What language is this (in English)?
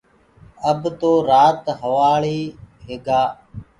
Gurgula